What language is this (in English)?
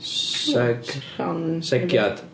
Welsh